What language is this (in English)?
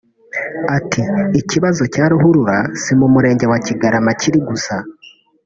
Kinyarwanda